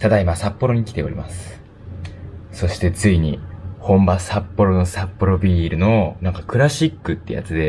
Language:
Japanese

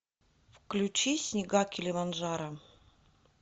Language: Russian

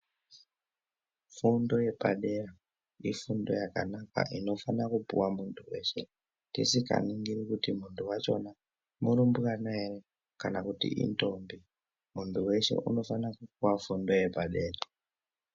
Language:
Ndau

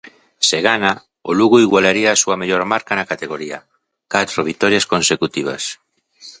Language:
Galician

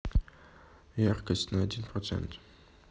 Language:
Russian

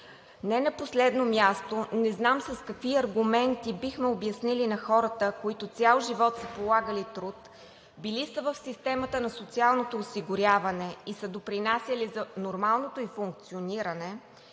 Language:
Bulgarian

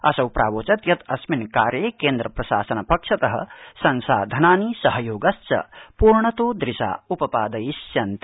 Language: Sanskrit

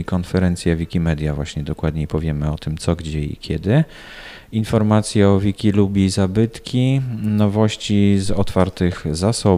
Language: Polish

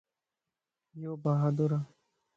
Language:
Lasi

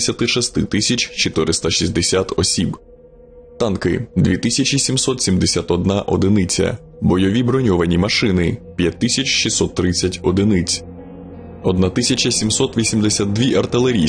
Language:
Ukrainian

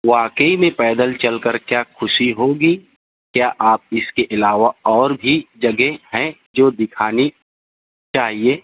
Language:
Urdu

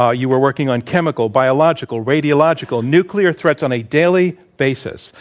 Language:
English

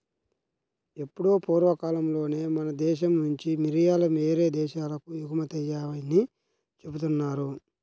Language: Telugu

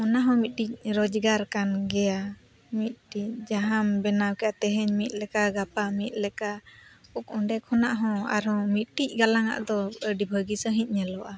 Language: Santali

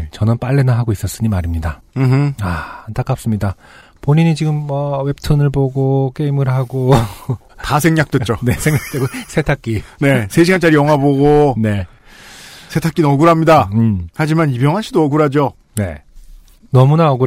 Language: Korean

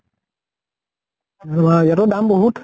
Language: Assamese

